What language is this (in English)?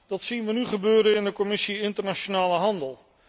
Dutch